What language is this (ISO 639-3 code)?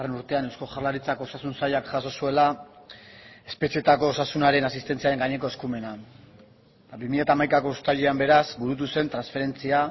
eus